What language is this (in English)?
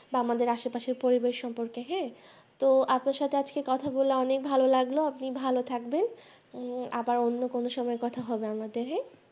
Bangla